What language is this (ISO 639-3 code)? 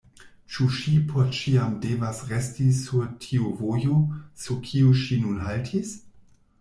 epo